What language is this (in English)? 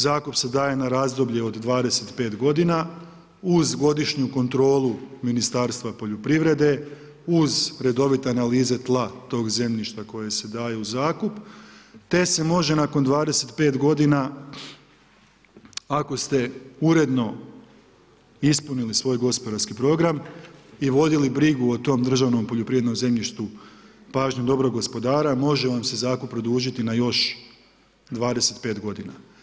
Croatian